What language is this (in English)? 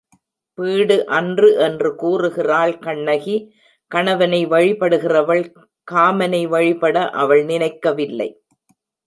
Tamil